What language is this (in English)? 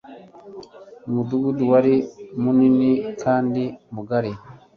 Kinyarwanda